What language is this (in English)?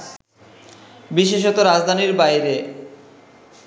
Bangla